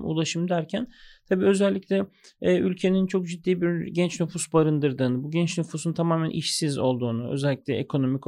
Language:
Turkish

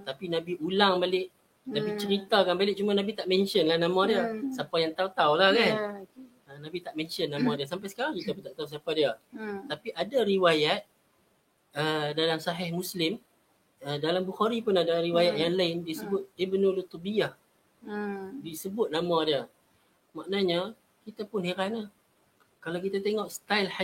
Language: Malay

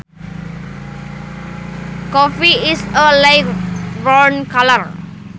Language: Sundanese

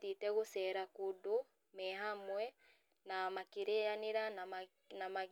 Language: Kikuyu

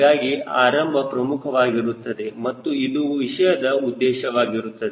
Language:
Kannada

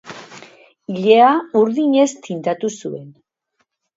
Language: Basque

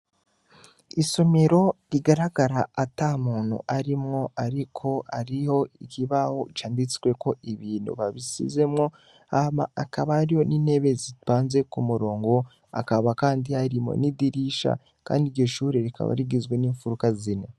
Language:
Rundi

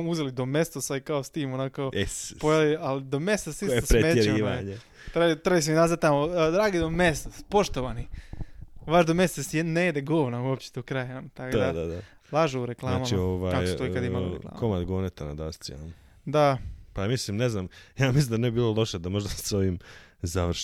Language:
Croatian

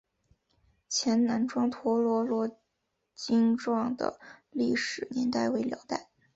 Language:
Chinese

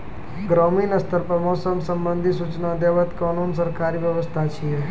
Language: Maithili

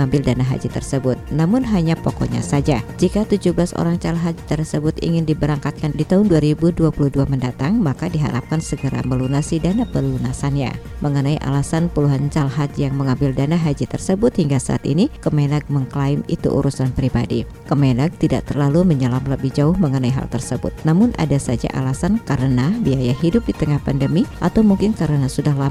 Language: Indonesian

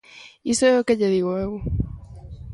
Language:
Galician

